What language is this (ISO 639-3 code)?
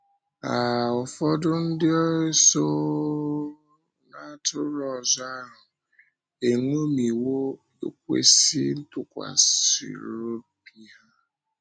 ibo